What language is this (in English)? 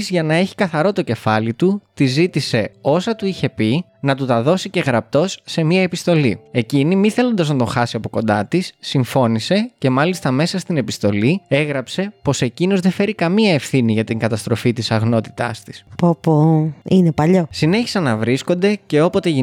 Greek